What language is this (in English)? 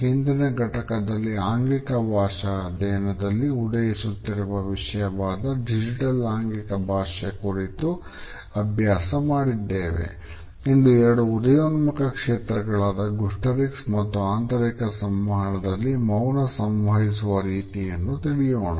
Kannada